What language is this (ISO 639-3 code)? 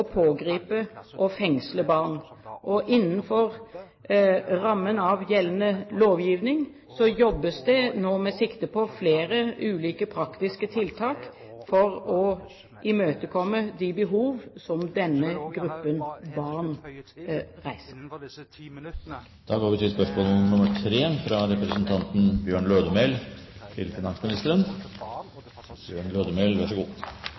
nor